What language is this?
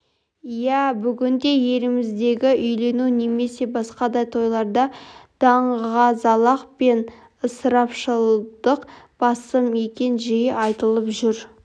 Kazakh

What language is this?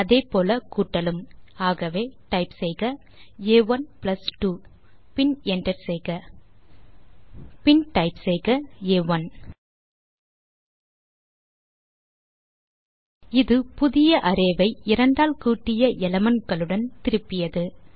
Tamil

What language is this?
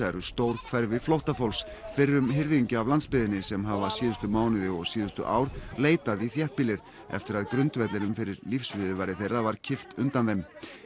Icelandic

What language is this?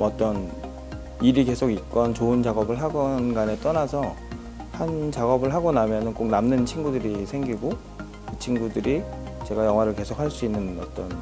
Korean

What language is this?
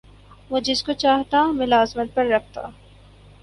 Urdu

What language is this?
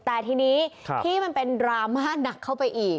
Thai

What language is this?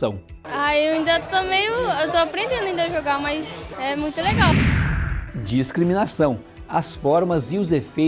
Portuguese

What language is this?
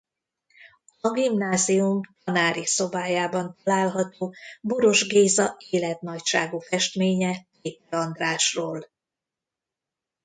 Hungarian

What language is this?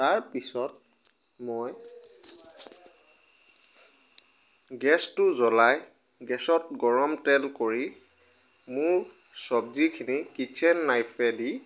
Assamese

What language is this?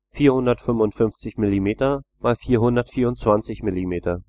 German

